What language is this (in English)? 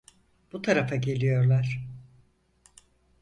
Turkish